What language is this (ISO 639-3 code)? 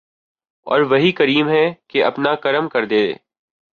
urd